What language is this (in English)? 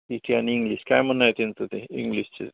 Marathi